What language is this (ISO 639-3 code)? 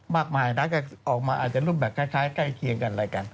tha